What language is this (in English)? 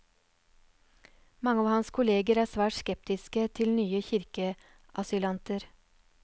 Norwegian